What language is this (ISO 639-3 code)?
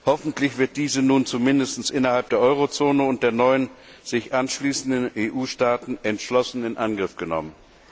deu